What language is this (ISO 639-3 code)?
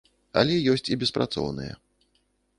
bel